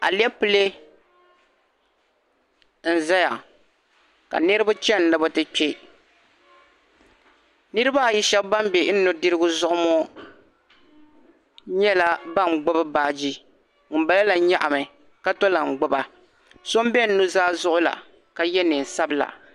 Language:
Dagbani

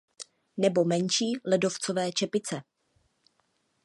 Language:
Czech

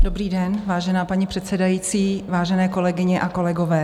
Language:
Czech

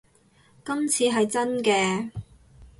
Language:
Cantonese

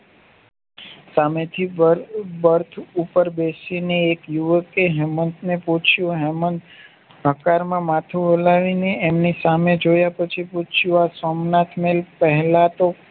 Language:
Gujarati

